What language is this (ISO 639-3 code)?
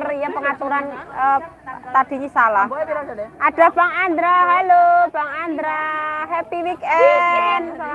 ind